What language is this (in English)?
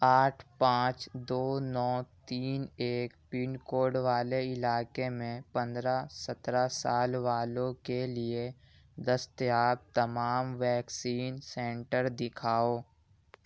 Urdu